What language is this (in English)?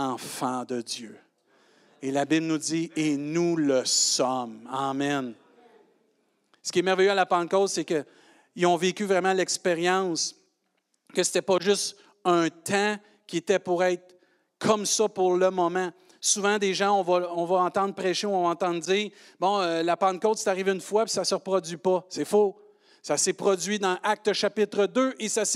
French